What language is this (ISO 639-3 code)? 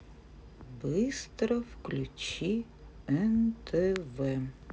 rus